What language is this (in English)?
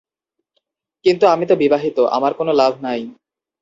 Bangla